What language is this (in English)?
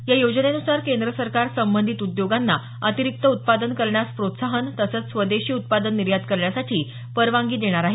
Marathi